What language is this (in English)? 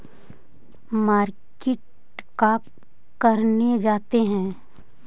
Magahi